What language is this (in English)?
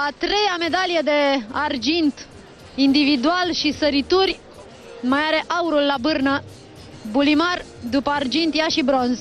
Romanian